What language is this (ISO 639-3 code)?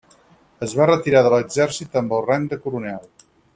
cat